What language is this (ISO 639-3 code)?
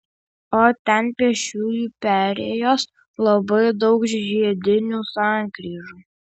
lit